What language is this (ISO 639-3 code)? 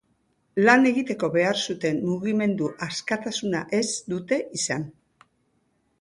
eus